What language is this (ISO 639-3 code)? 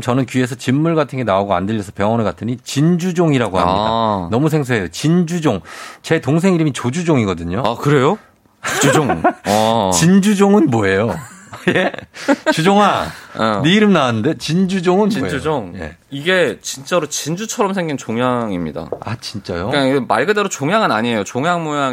kor